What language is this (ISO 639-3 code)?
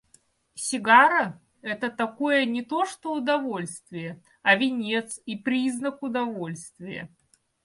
rus